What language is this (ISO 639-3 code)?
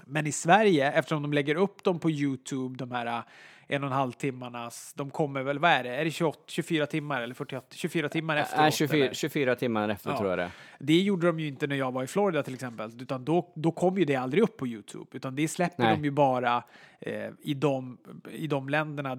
swe